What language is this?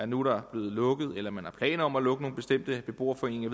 Danish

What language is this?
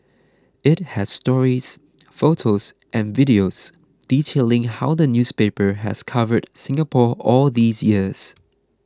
English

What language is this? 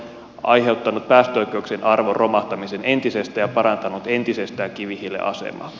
Finnish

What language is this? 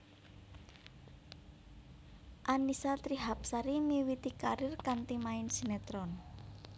Javanese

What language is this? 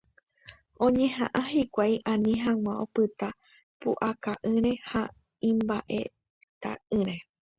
Guarani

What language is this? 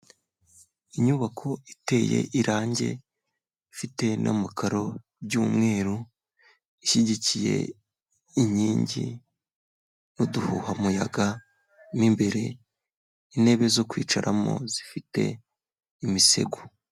Kinyarwanda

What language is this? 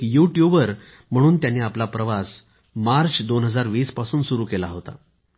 Marathi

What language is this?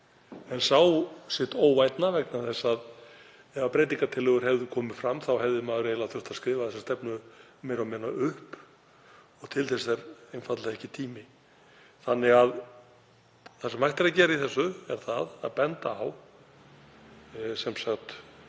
Icelandic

